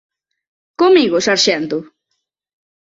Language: Galician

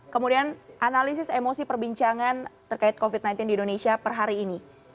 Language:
Indonesian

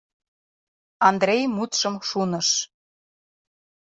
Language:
Mari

